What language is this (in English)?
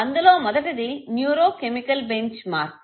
Telugu